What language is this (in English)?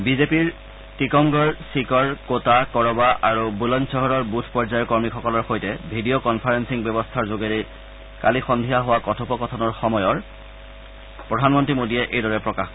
Assamese